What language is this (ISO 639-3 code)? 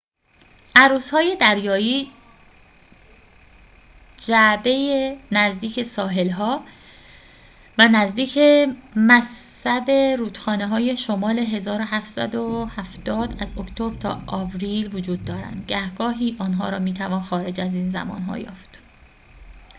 fas